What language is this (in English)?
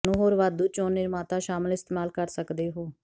Punjabi